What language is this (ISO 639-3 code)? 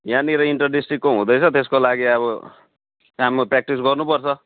nep